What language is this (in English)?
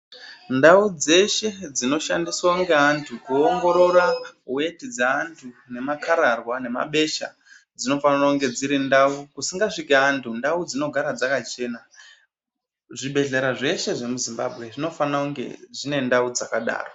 Ndau